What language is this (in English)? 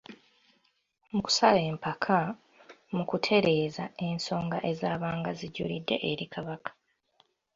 Ganda